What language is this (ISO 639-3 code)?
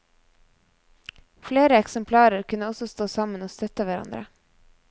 nor